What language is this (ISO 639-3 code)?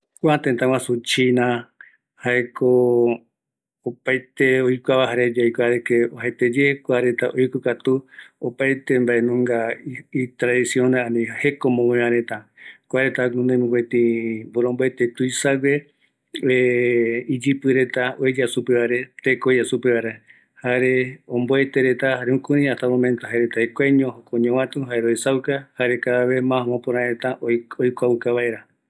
gui